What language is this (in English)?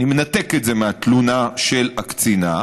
Hebrew